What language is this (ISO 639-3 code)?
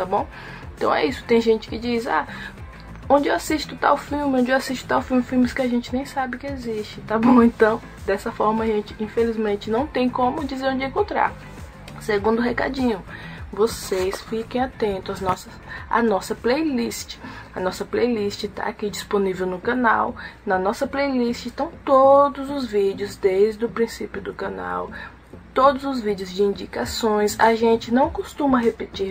por